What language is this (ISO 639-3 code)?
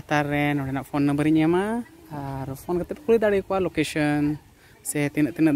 ind